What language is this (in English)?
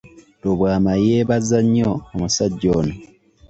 Ganda